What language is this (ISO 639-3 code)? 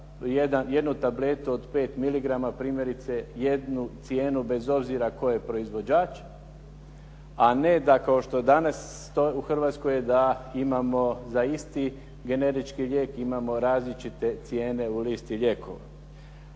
hrv